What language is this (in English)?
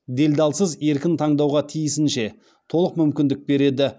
Kazakh